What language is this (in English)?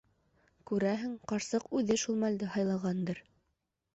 Bashkir